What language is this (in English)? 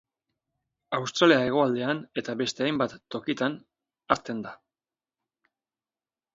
Basque